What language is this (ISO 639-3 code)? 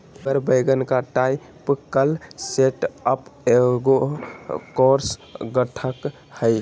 mag